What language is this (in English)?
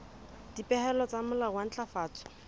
Southern Sotho